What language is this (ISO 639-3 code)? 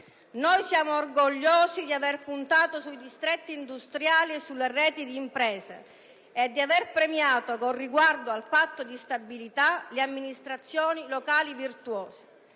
ita